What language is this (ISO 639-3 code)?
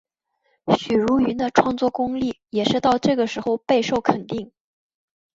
zho